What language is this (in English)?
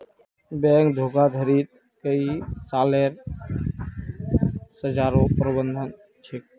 Magahi